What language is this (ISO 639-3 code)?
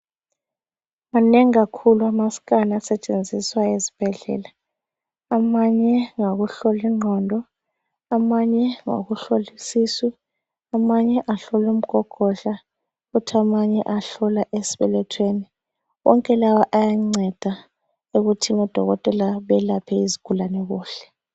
nde